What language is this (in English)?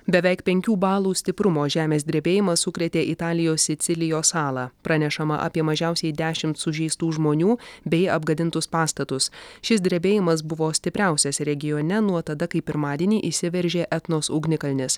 Lithuanian